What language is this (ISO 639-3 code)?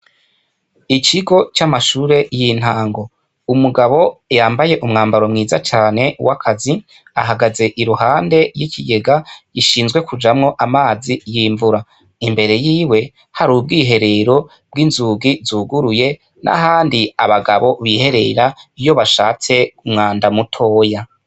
run